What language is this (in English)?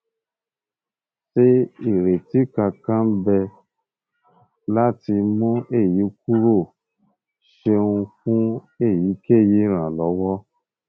Yoruba